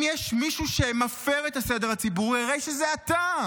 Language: Hebrew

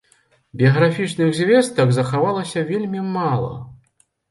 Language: Belarusian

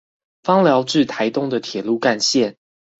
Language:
Chinese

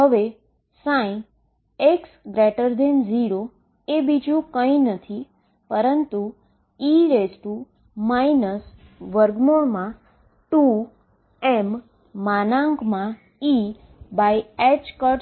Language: Gujarati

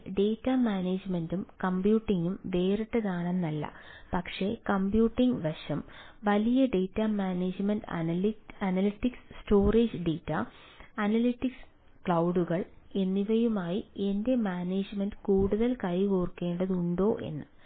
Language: Malayalam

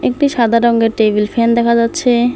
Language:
Bangla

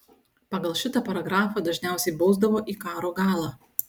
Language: Lithuanian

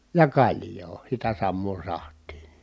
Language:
Finnish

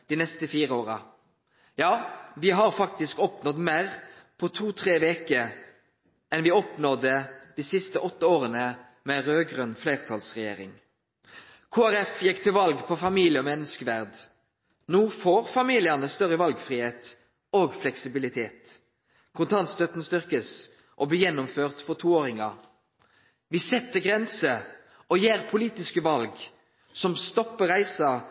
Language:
Norwegian Nynorsk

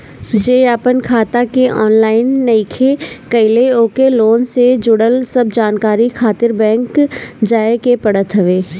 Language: Bhojpuri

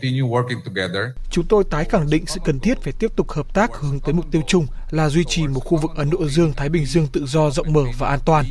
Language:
Vietnamese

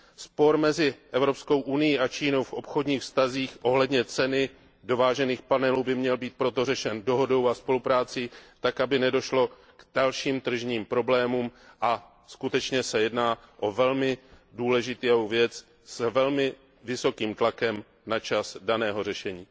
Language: Czech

